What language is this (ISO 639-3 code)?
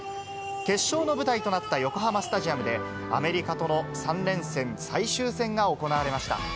jpn